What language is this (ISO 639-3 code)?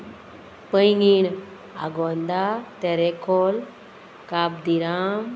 kok